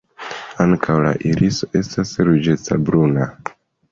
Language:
Esperanto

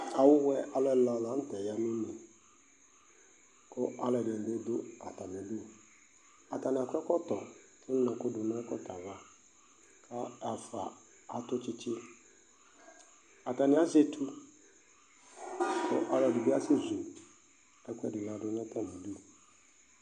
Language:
Ikposo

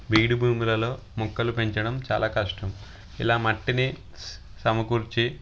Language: Telugu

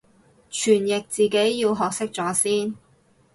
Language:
Cantonese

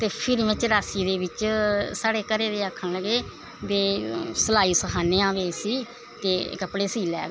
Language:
Dogri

